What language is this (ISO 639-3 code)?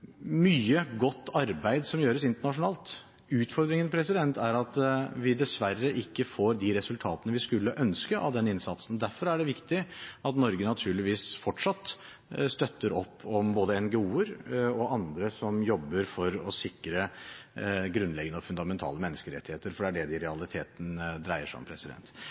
nob